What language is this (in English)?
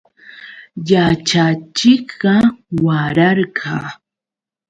Yauyos Quechua